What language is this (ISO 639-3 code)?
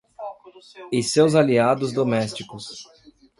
por